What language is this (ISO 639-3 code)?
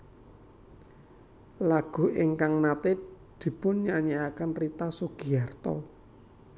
jav